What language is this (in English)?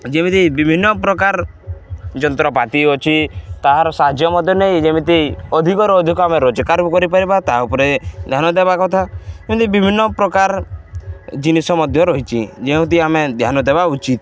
Odia